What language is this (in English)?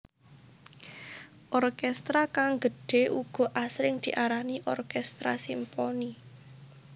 Javanese